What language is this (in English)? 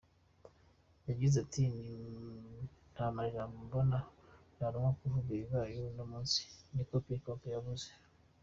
Kinyarwanda